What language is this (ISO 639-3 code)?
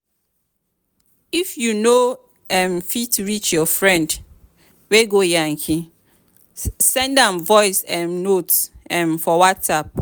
pcm